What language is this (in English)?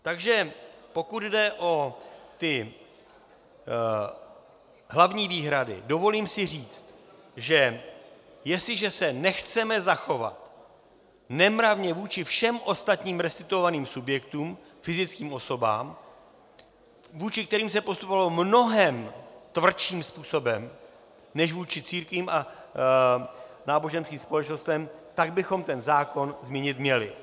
Czech